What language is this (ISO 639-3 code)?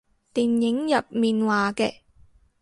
yue